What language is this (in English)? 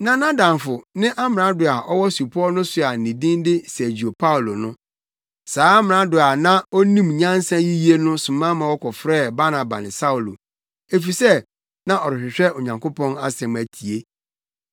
Akan